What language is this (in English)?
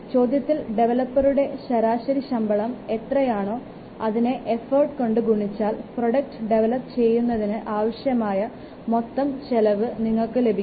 Malayalam